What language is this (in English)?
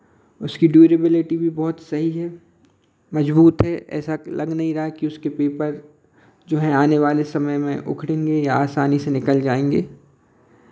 Hindi